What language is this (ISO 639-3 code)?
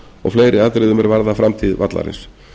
isl